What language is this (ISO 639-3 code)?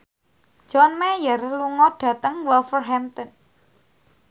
jav